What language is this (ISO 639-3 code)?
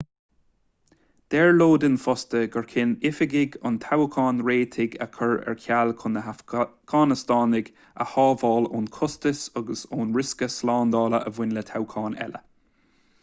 gle